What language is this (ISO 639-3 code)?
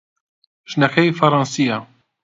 ckb